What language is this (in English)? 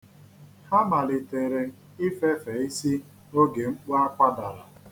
Igbo